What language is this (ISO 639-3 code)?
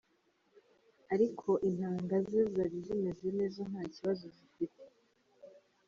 kin